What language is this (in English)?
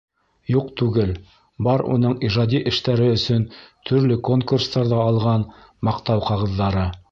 Bashkir